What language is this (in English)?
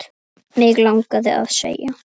Icelandic